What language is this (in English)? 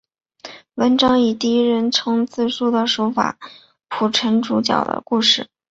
Chinese